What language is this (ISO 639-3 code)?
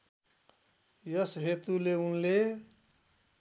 nep